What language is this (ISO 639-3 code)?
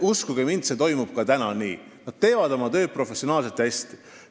est